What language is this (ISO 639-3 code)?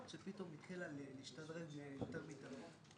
heb